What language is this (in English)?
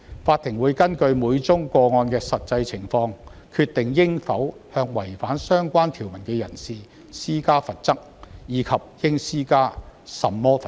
Cantonese